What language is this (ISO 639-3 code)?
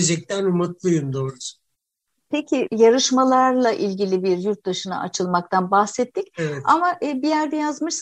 tur